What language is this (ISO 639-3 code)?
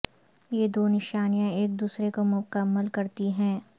urd